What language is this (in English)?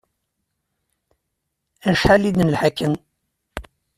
Kabyle